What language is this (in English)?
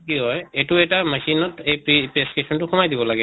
Assamese